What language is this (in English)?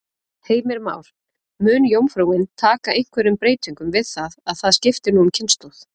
Icelandic